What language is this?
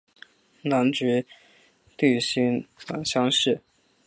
Chinese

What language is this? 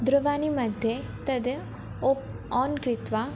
Sanskrit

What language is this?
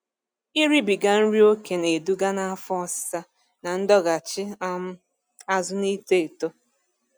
Igbo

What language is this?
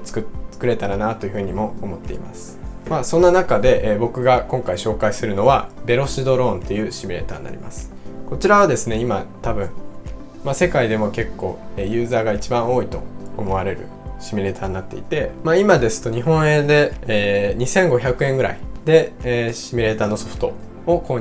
Japanese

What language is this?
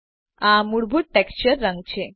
Gujarati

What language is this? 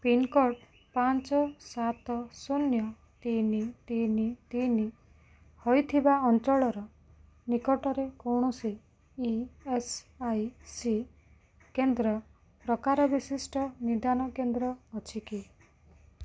Odia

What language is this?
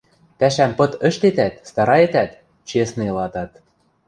Western Mari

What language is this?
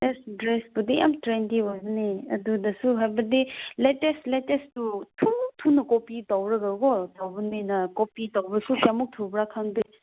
Manipuri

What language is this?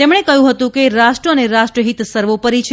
Gujarati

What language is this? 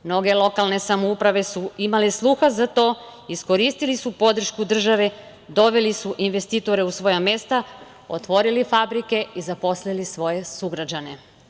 Serbian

